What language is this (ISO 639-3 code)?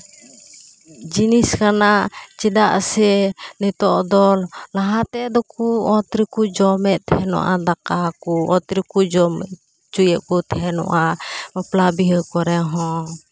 sat